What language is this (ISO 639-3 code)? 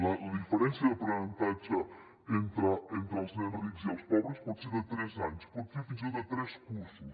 cat